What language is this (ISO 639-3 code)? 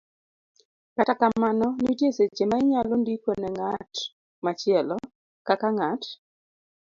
luo